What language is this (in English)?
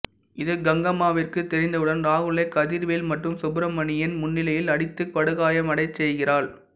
Tamil